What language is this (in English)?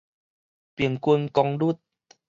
Min Nan Chinese